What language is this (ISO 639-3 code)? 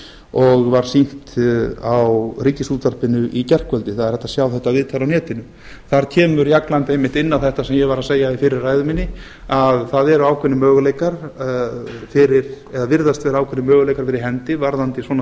isl